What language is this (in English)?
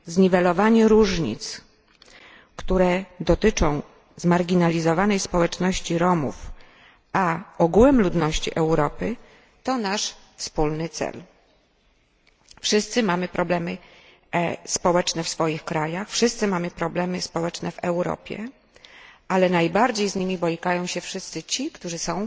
Polish